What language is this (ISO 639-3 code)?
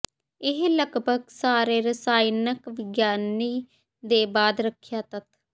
pan